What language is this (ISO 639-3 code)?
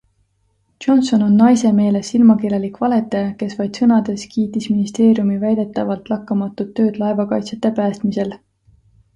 est